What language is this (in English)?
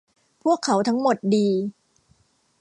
Thai